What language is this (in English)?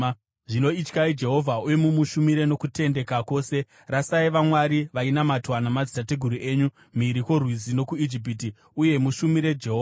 Shona